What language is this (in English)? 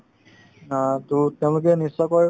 Assamese